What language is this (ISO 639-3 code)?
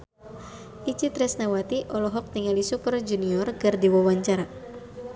sun